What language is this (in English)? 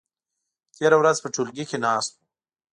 Pashto